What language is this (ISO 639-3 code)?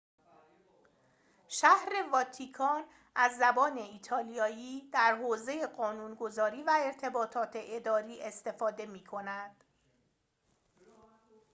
fas